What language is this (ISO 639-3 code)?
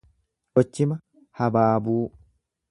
orm